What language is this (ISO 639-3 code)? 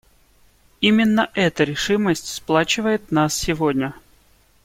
rus